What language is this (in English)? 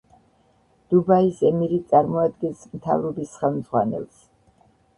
Georgian